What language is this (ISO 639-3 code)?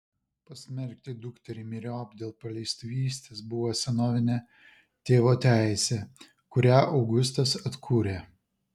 lit